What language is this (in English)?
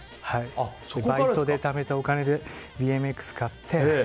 Japanese